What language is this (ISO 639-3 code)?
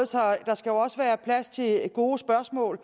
dan